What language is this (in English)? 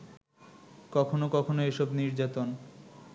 Bangla